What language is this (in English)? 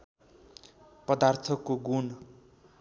Nepali